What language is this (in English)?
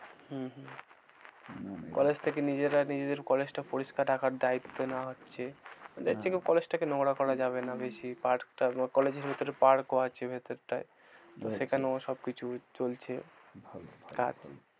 Bangla